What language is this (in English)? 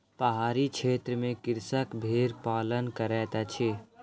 Maithili